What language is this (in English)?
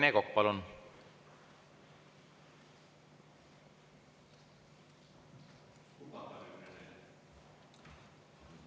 Estonian